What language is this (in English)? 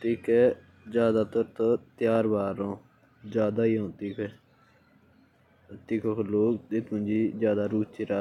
Jaunsari